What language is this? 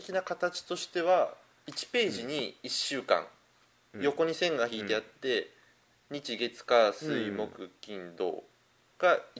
Japanese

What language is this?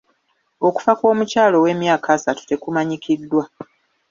Ganda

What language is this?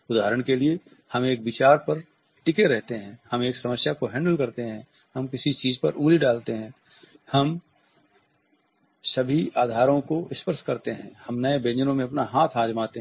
Hindi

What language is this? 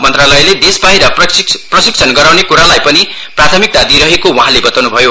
Nepali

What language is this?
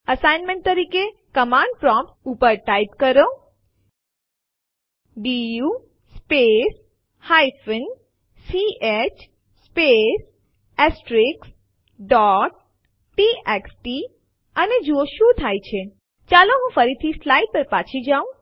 Gujarati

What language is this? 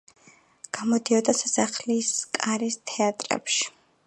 Georgian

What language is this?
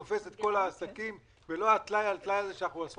Hebrew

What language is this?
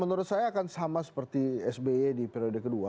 Indonesian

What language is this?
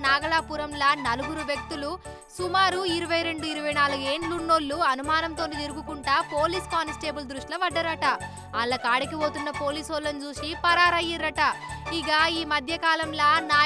Telugu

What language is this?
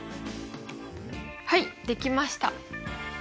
Japanese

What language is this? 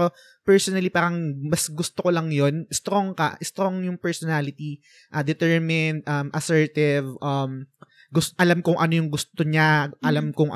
Filipino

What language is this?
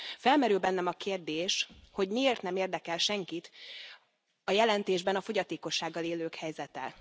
Hungarian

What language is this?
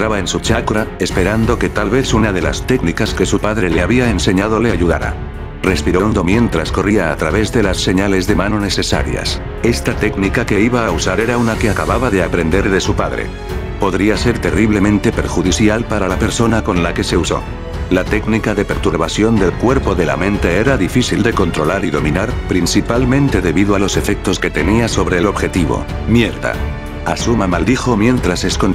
Spanish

